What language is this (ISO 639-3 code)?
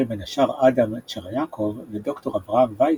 heb